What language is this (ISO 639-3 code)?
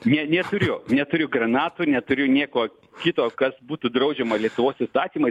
lit